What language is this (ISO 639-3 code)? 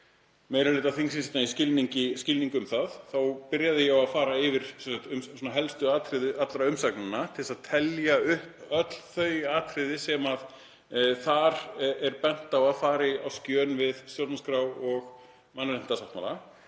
isl